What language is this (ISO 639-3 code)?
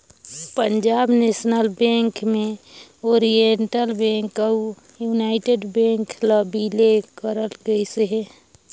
hne